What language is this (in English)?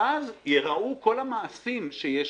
Hebrew